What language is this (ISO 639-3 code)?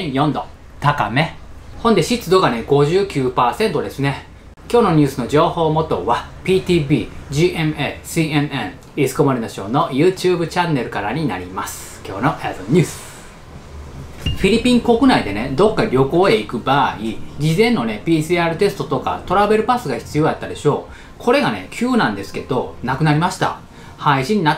jpn